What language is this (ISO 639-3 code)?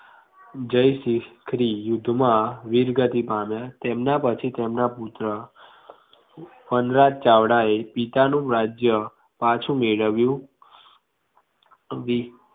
guj